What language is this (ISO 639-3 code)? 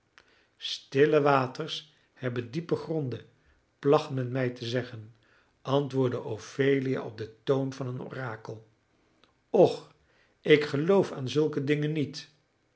nld